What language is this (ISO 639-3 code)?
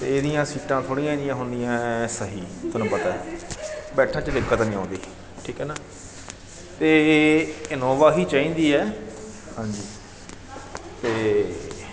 pan